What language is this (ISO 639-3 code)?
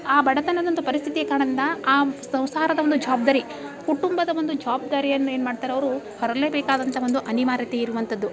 kan